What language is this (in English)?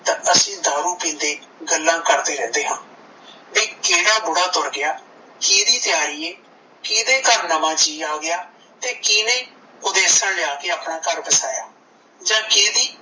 Punjabi